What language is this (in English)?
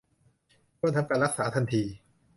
Thai